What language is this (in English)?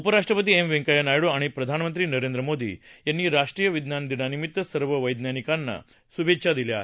Marathi